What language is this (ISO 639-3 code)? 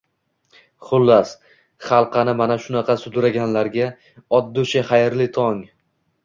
uzb